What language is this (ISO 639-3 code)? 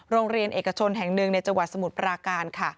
tha